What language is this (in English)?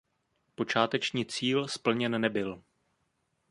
Czech